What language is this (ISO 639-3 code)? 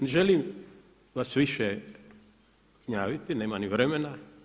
hrv